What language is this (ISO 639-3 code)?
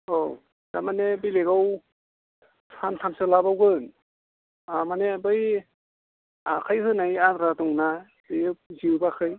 brx